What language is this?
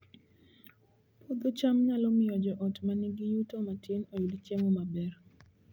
Luo (Kenya and Tanzania)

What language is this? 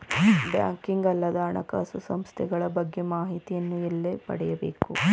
Kannada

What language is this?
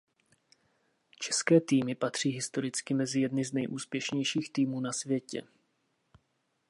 Czech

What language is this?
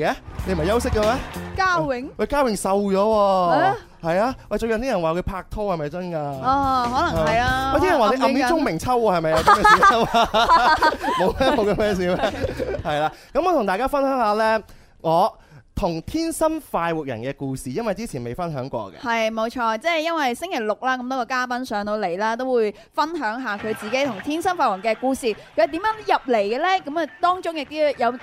Chinese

